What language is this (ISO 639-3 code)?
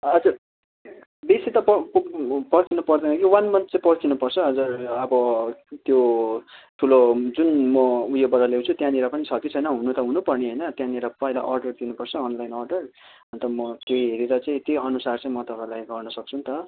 nep